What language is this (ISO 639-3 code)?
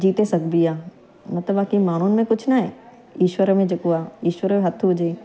snd